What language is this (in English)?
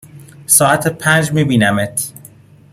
Persian